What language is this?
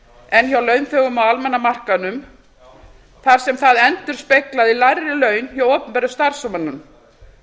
Icelandic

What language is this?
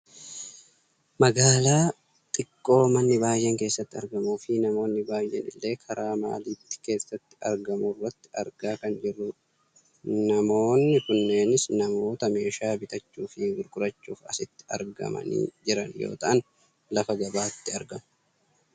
Oromo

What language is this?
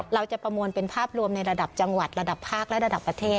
Thai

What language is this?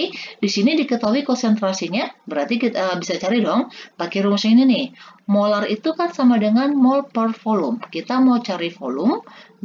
Indonesian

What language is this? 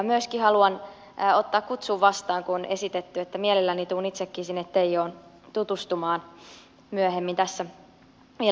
Finnish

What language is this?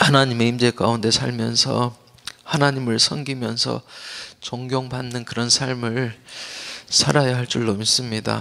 Korean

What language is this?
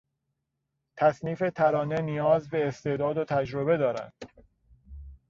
Persian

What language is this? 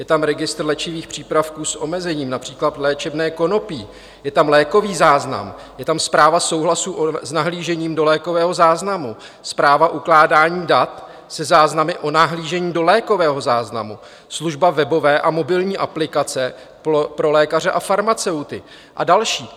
Czech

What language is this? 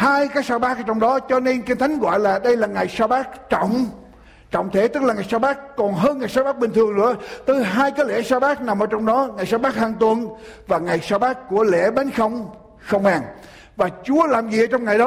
Vietnamese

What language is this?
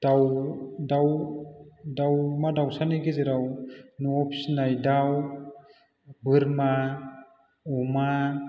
Bodo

